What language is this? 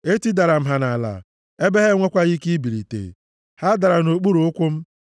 Igbo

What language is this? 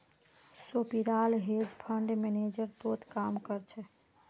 Magahi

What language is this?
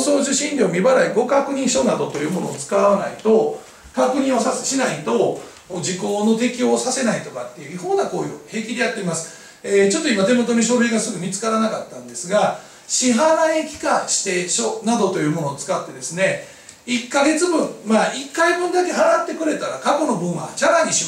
Japanese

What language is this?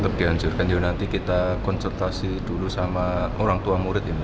Indonesian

